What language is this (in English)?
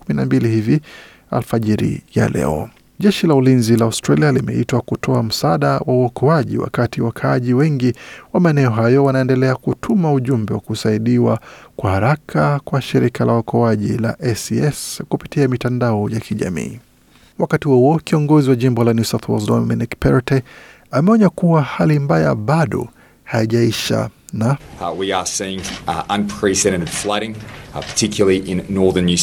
Swahili